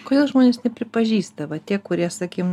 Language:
Lithuanian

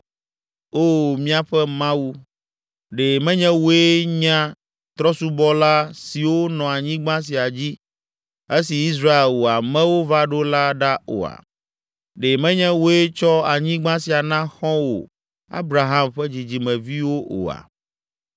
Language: Ewe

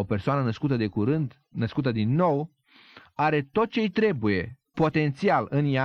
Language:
Romanian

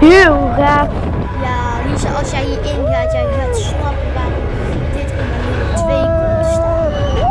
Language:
Dutch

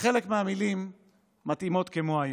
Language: Hebrew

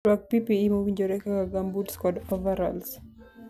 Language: Luo (Kenya and Tanzania)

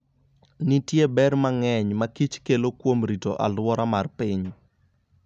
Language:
Luo (Kenya and Tanzania)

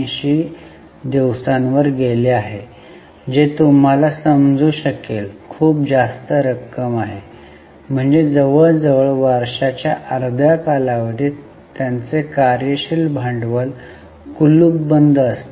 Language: Marathi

